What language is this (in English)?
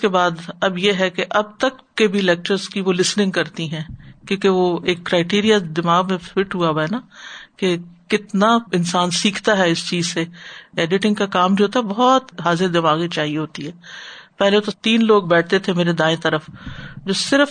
Urdu